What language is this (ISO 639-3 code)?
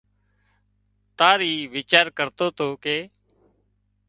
kxp